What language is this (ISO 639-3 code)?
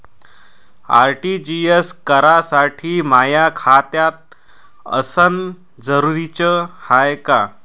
mar